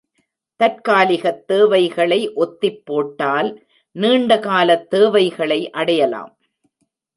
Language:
Tamil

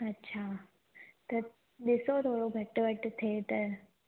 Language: Sindhi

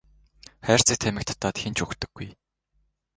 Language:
Mongolian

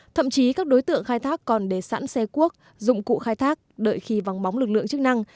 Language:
Vietnamese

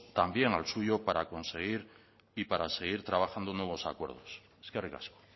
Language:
Spanish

